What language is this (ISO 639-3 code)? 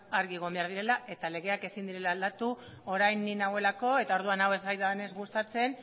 eus